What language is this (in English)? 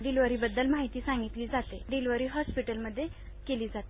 Marathi